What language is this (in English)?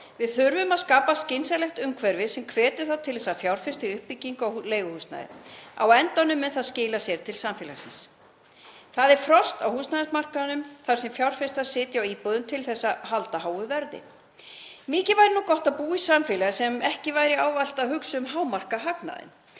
Icelandic